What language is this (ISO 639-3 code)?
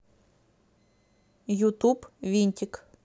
rus